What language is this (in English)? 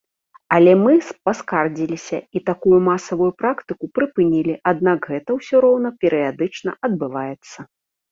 Belarusian